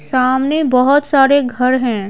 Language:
Hindi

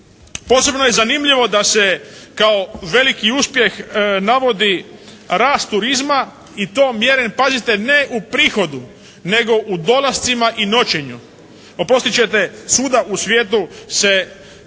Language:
Croatian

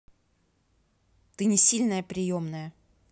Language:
Russian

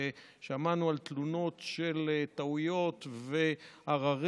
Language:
Hebrew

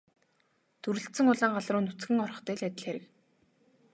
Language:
Mongolian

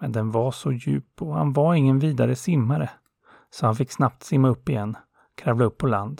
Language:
Swedish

